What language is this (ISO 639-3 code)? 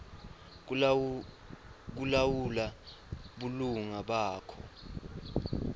ssw